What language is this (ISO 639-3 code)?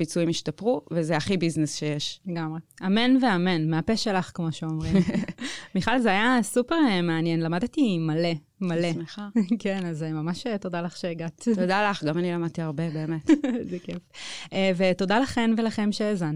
heb